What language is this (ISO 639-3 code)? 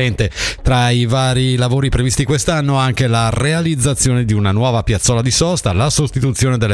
ita